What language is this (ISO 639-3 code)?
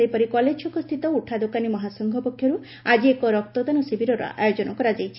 ori